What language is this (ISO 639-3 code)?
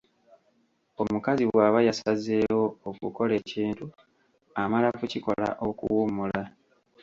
lug